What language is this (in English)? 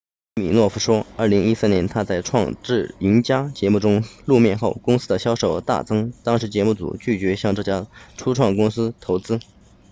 Chinese